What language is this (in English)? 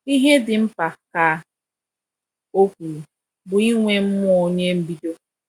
Igbo